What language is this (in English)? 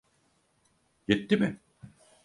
Turkish